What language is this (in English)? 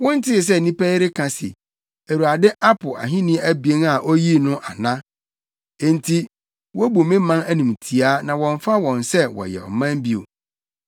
Akan